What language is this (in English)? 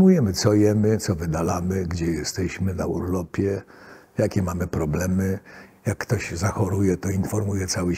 Polish